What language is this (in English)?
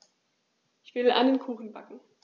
German